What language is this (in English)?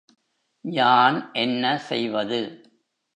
Tamil